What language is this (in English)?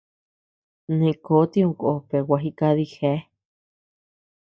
Tepeuxila Cuicatec